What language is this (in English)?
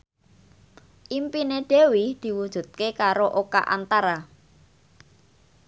Javanese